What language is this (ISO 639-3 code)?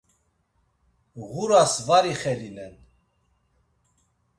lzz